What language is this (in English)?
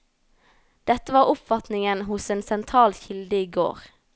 Norwegian